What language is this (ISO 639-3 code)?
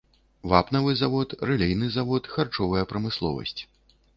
bel